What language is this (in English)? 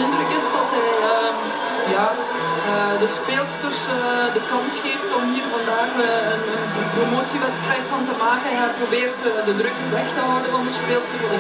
Dutch